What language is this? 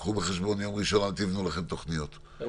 Hebrew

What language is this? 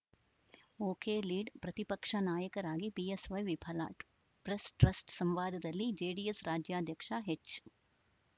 Kannada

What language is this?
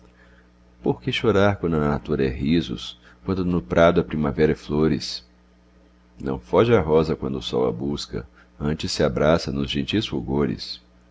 Portuguese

